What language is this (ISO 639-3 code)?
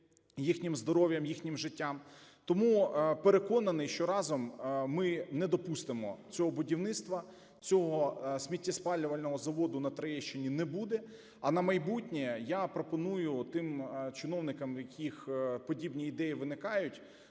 ukr